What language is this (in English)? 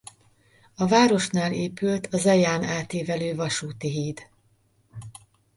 Hungarian